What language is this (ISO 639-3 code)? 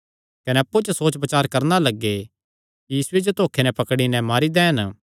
xnr